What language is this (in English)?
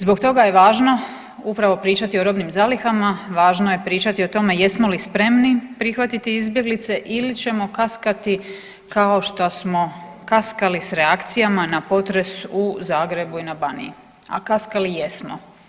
Croatian